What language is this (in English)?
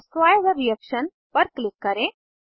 Hindi